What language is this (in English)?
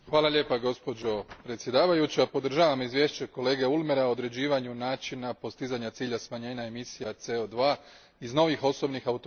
Croatian